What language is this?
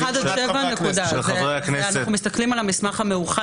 Hebrew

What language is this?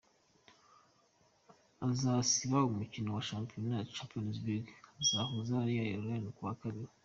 Kinyarwanda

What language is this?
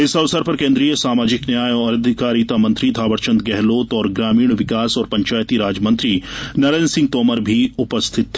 Hindi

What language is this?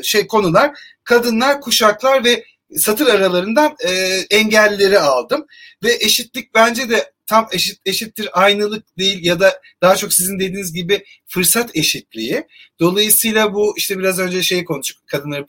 Turkish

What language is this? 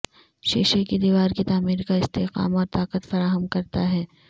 Urdu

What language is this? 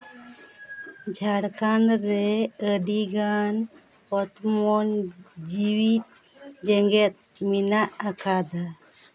Santali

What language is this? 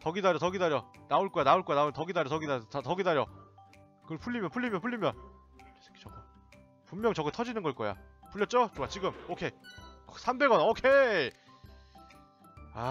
Korean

